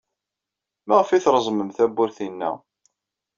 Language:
Kabyle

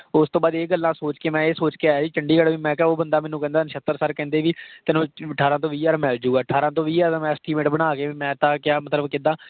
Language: Punjabi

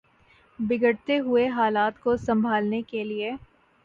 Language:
Urdu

